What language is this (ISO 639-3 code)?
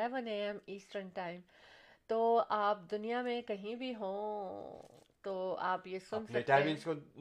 urd